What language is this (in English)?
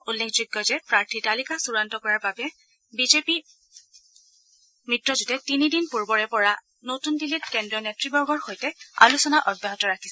Assamese